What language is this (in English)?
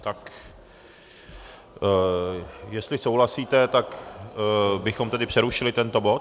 Czech